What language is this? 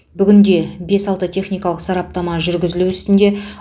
Kazakh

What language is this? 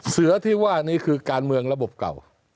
Thai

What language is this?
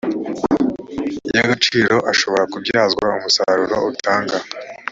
Kinyarwanda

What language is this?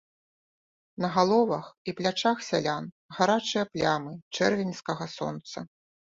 Belarusian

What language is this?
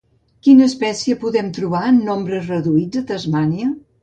Catalan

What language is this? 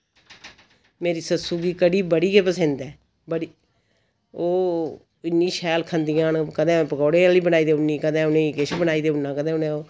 Dogri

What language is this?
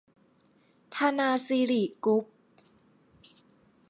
Thai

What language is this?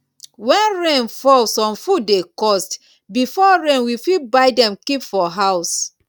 Nigerian Pidgin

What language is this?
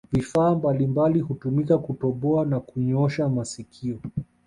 Swahili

